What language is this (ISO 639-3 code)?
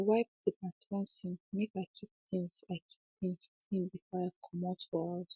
pcm